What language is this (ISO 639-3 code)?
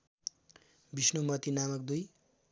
nep